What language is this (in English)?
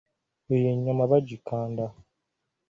Ganda